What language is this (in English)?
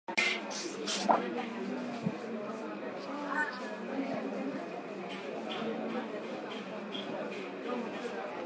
Swahili